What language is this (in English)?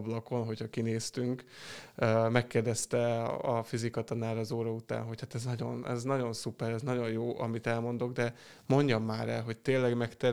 Hungarian